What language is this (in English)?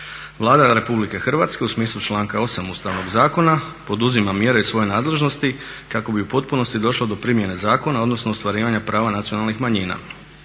Croatian